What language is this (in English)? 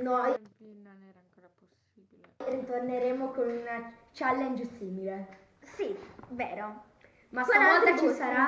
Italian